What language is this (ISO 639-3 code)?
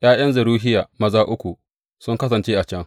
hau